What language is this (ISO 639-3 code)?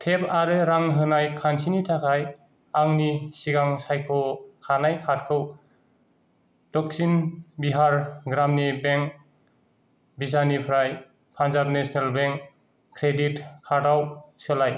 brx